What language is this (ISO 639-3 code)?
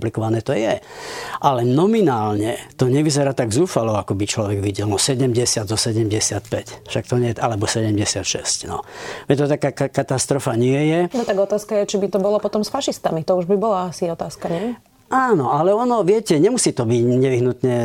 slk